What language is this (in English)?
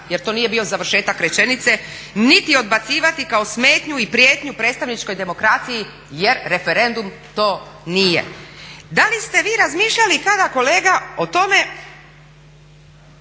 Croatian